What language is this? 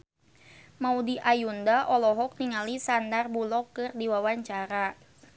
Sundanese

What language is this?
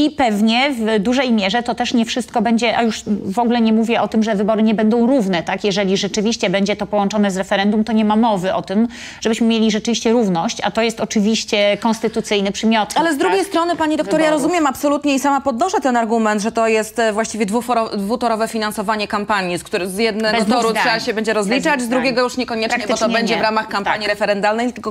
Polish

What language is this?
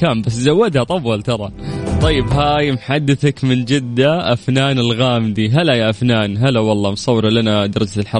Arabic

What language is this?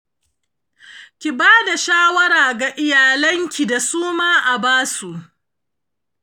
Hausa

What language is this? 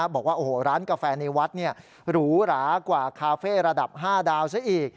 Thai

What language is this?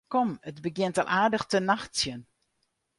Western Frisian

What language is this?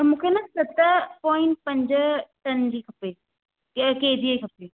Sindhi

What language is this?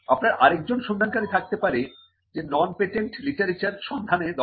Bangla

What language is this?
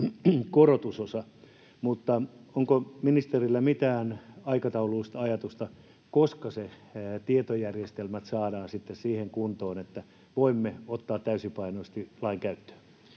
Finnish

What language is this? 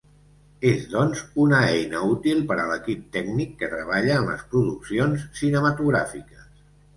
Catalan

